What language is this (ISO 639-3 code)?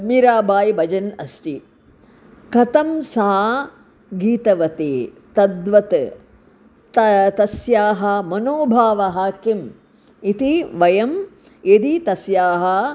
san